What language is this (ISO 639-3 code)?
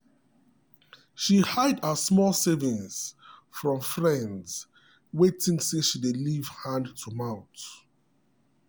pcm